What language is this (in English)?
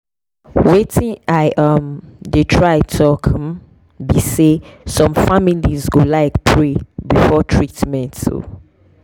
Nigerian Pidgin